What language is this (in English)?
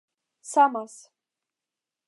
Esperanto